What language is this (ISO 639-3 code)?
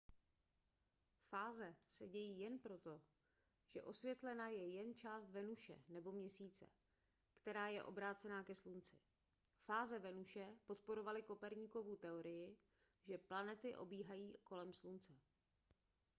ces